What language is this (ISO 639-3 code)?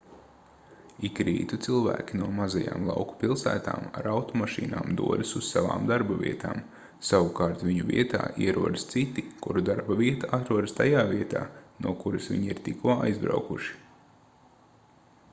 lav